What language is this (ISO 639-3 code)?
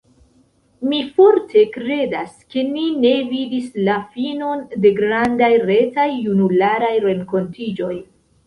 epo